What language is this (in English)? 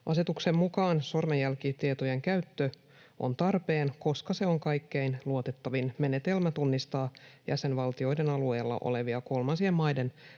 Finnish